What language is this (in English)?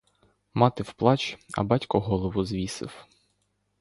Ukrainian